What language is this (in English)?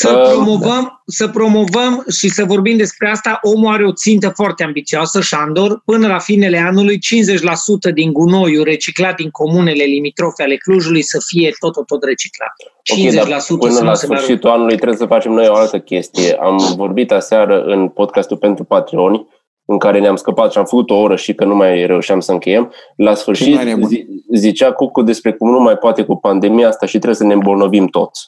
Romanian